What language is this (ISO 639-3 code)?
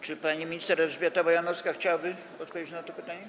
pol